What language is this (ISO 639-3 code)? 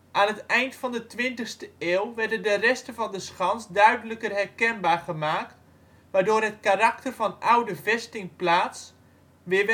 nld